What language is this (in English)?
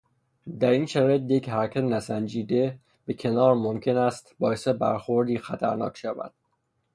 Persian